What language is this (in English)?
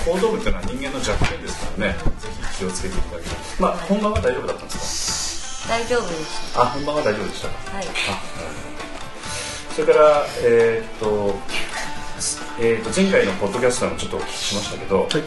Japanese